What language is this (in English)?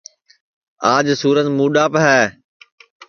Sansi